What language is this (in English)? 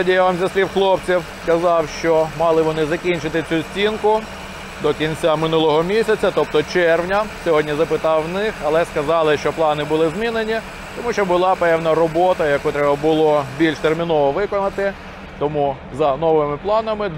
Ukrainian